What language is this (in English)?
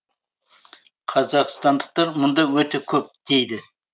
Kazakh